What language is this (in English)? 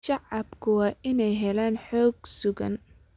Somali